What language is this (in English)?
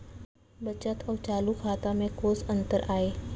Chhattisgarhi